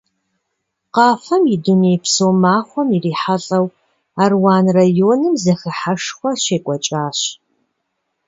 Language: Kabardian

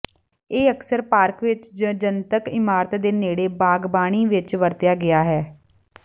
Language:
Punjabi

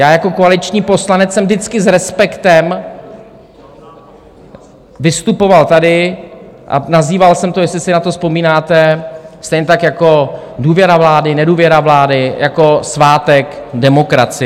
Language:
Czech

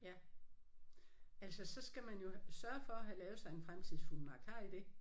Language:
Danish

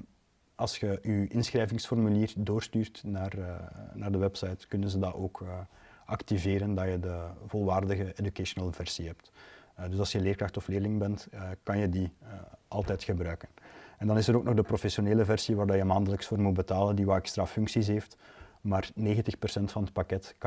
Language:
Dutch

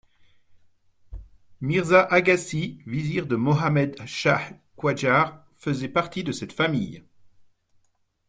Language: French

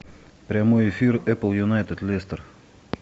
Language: Russian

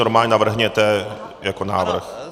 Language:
Czech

